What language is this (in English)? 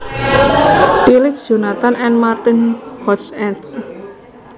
Javanese